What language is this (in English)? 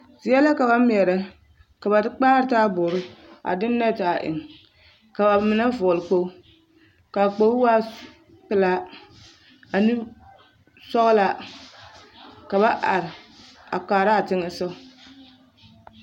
Southern Dagaare